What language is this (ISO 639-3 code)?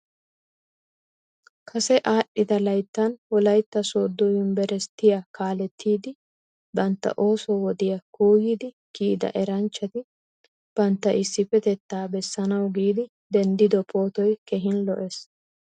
wal